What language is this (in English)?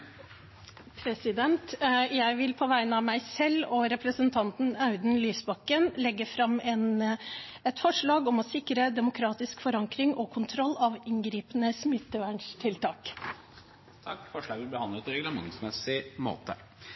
Norwegian